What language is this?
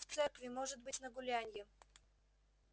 Russian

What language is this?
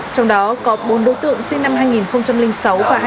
Vietnamese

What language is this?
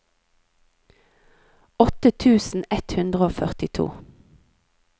Norwegian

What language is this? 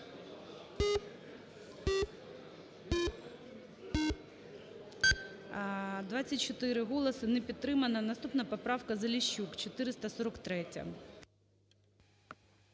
Ukrainian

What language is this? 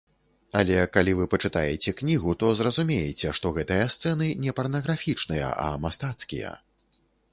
Belarusian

